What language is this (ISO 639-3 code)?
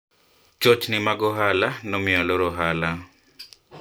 luo